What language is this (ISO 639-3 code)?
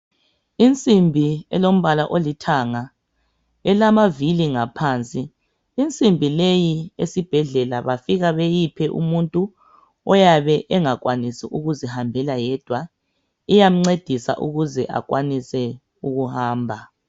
nde